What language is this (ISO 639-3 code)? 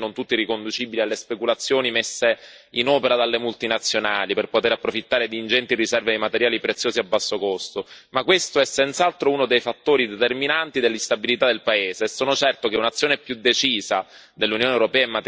ita